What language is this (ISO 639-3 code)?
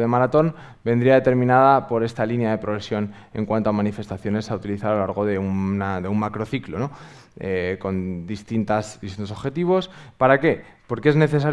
spa